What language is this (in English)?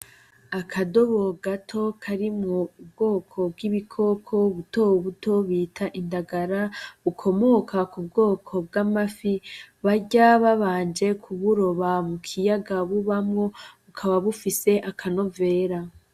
Rundi